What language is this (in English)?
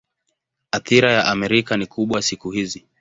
Swahili